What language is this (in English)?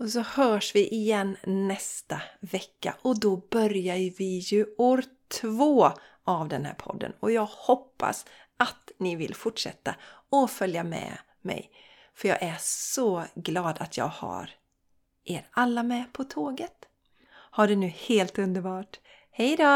Swedish